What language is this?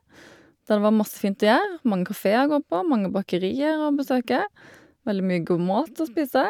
Norwegian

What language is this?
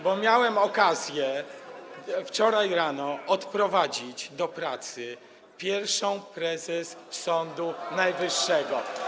Polish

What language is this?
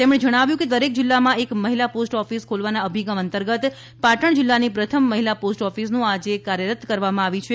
Gujarati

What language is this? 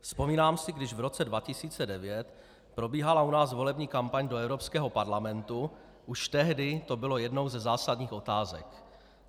Czech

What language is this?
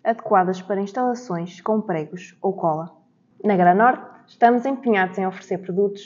Portuguese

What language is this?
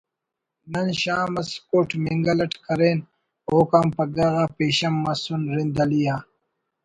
Brahui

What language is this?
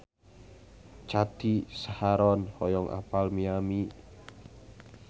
Sundanese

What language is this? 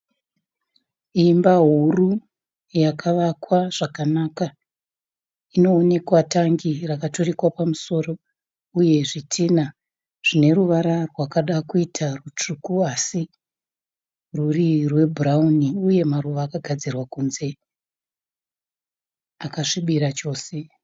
Shona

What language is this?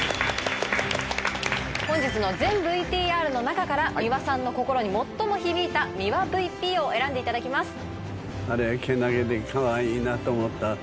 Japanese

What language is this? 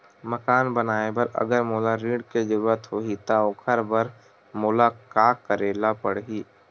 Chhattisgarhi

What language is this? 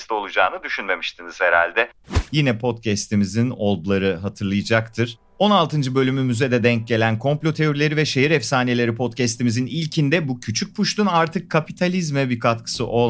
Turkish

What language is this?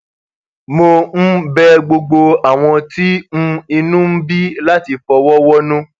Yoruba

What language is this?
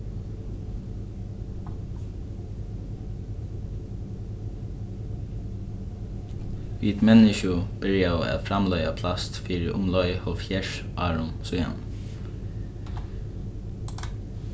Faroese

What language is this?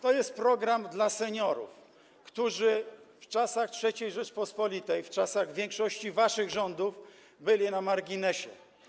Polish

